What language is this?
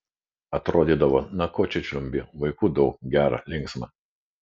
Lithuanian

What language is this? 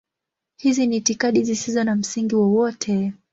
Swahili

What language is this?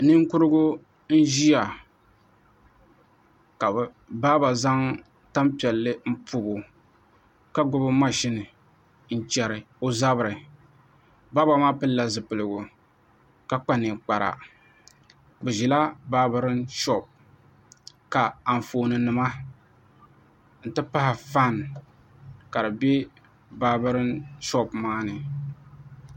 Dagbani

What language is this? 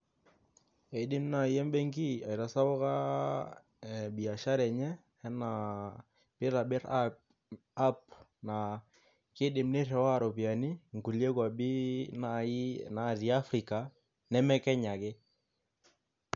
Masai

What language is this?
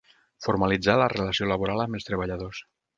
Catalan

